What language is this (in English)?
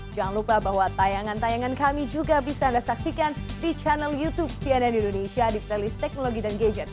Indonesian